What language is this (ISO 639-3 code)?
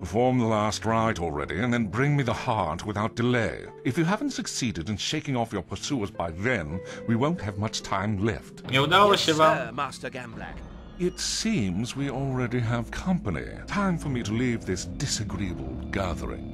pol